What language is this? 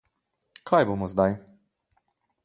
Slovenian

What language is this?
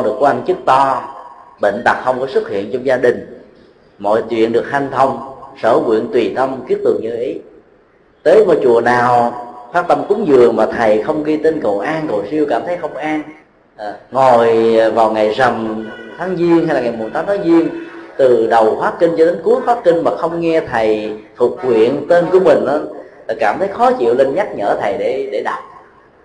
Vietnamese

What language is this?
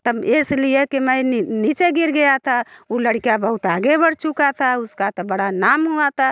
Hindi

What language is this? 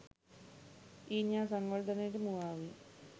Sinhala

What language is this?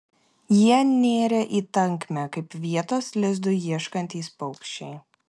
Lithuanian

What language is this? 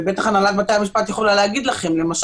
Hebrew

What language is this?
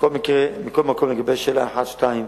Hebrew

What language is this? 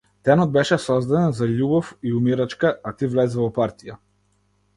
Macedonian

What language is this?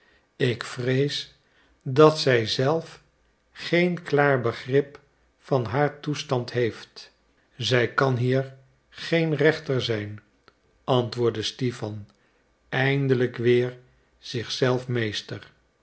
Dutch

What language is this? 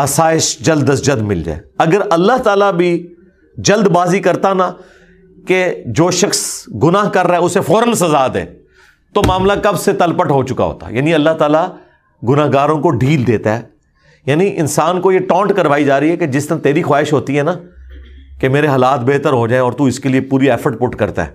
Urdu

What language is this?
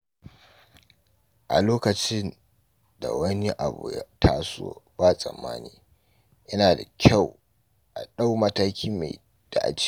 Hausa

